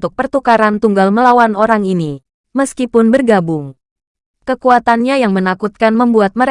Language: Indonesian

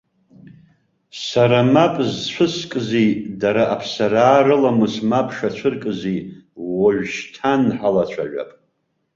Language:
Abkhazian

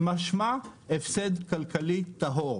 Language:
Hebrew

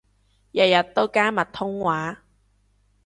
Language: Cantonese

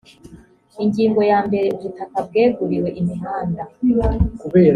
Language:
Kinyarwanda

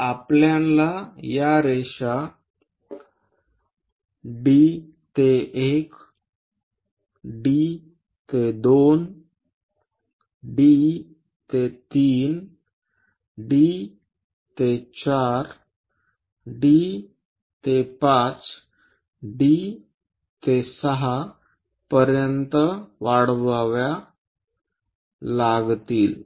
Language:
Marathi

